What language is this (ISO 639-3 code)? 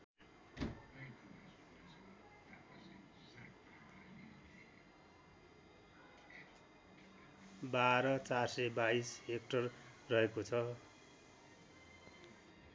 nep